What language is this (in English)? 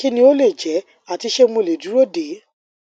Yoruba